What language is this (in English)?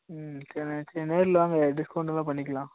Tamil